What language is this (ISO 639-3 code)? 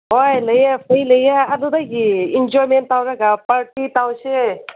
mni